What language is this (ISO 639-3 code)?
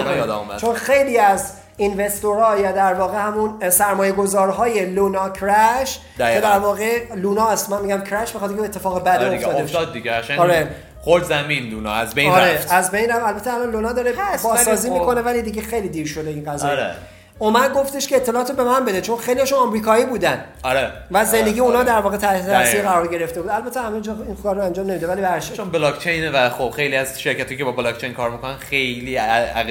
fas